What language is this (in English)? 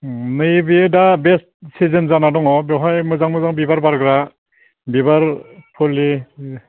Bodo